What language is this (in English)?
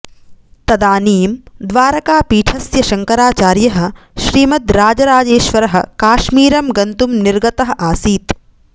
Sanskrit